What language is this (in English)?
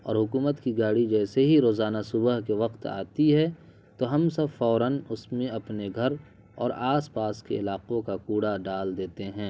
Urdu